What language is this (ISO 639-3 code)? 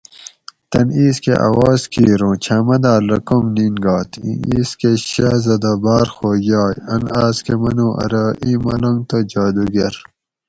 gwc